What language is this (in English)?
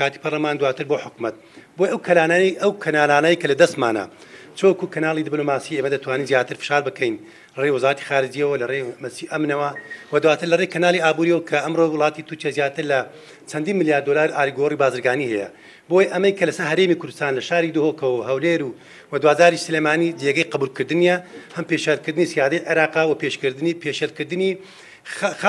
Arabic